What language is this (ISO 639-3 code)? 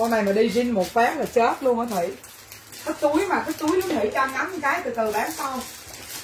vie